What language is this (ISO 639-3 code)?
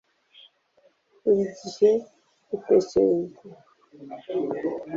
kin